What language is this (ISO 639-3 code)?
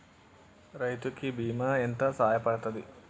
tel